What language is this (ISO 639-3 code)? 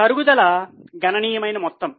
tel